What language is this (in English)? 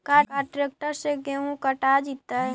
Magahi